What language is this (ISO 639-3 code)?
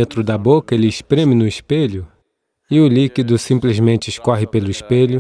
por